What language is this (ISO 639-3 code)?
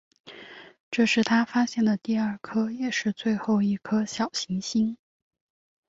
zho